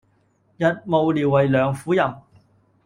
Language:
Cantonese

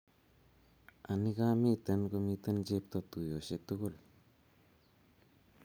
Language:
Kalenjin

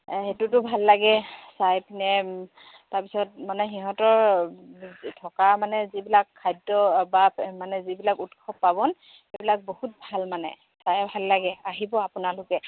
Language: Assamese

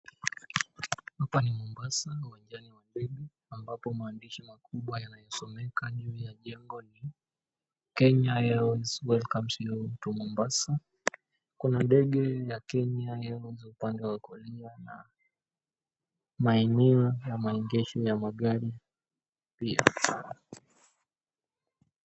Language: Swahili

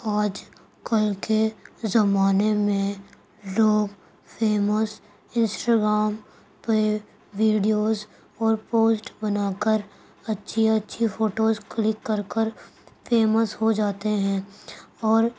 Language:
Urdu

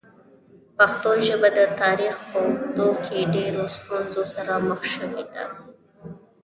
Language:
Pashto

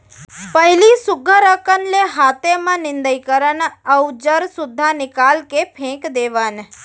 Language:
Chhattisgarhi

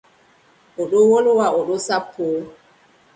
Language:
Adamawa Fulfulde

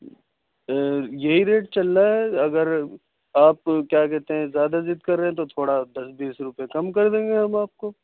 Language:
Urdu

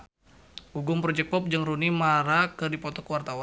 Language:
Sundanese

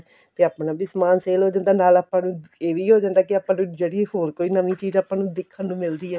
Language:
Punjabi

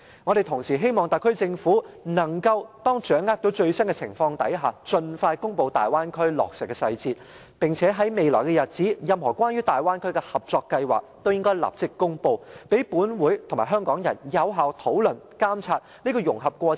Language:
Cantonese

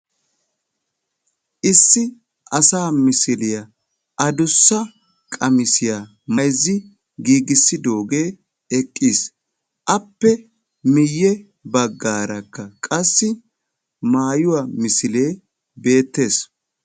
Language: Wolaytta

